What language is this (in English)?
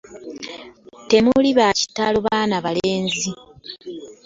Ganda